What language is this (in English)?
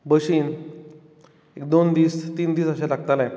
Konkani